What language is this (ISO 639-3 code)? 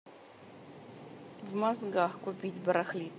rus